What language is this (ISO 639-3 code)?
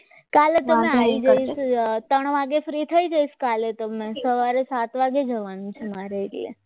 guj